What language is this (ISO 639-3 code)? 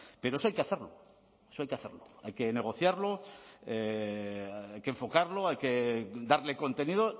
spa